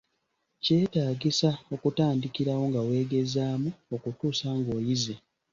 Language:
Ganda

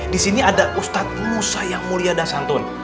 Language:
Indonesian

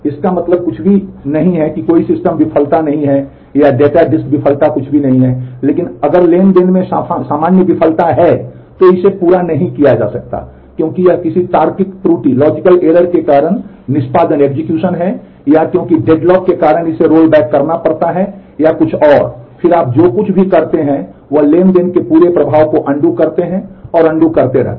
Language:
Hindi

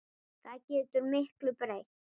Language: Icelandic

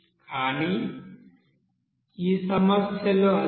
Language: Telugu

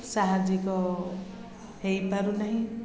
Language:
Odia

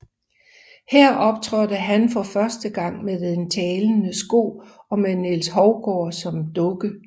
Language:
Danish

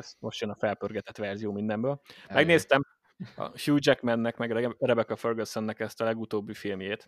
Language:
Hungarian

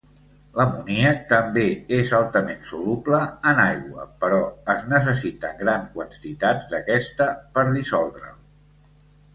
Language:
Catalan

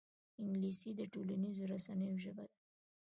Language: Pashto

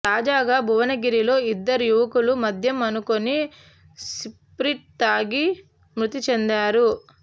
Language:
Telugu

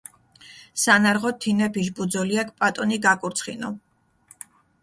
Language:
Mingrelian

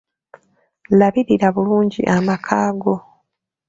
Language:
Ganda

